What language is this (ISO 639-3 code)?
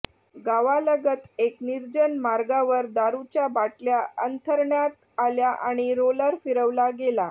mar